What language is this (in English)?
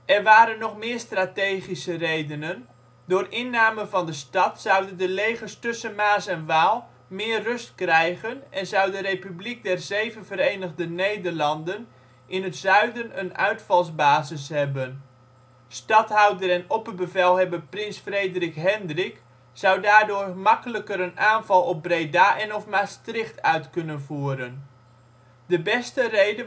Dutch